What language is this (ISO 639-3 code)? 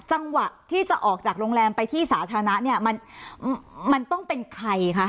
tha